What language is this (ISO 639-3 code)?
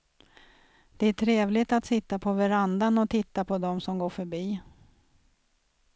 swe